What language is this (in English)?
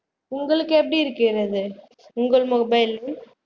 Tamil